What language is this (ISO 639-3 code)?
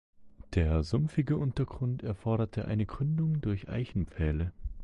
deu